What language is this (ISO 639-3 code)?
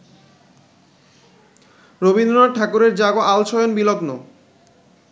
ben